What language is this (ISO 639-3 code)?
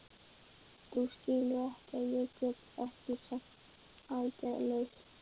isl